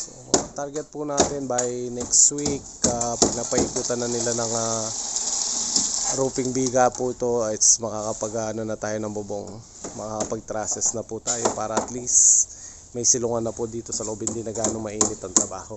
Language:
Filipino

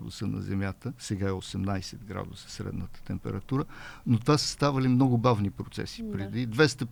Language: Bulgarian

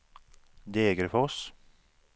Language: Swedish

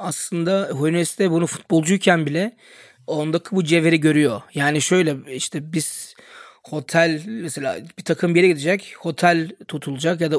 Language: Turkish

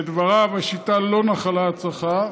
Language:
Hebrew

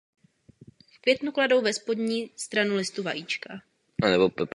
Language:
Czech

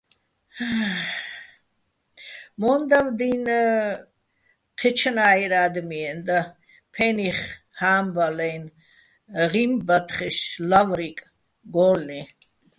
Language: Bats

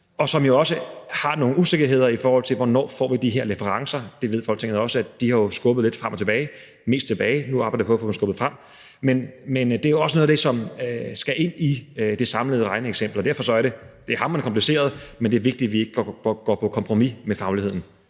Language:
Danish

